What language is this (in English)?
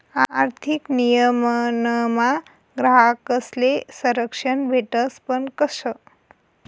Marathi